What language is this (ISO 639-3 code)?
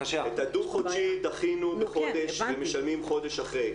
heb